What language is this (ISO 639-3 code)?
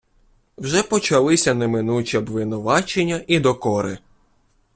ukr